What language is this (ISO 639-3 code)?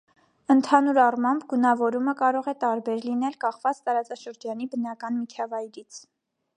hye